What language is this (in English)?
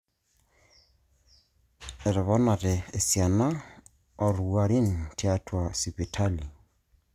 Masai